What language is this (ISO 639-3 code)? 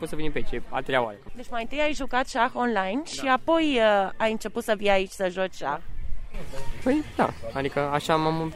ron